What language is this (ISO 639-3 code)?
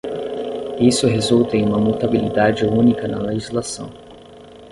por